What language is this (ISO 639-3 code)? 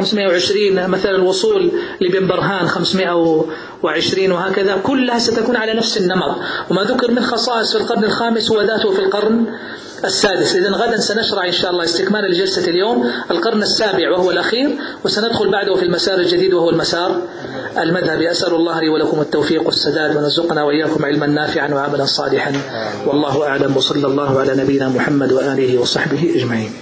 ara